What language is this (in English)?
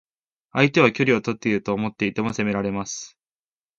Japanese